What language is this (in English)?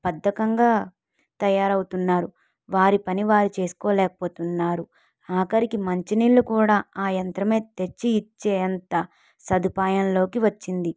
Telugu